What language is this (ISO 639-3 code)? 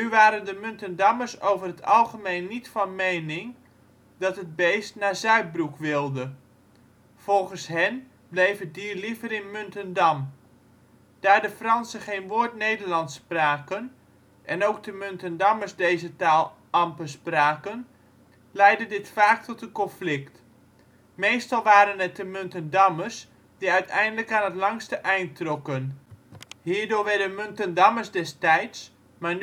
nld